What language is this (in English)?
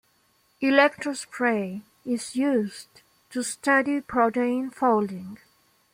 English